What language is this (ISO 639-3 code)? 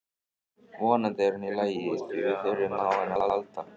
isl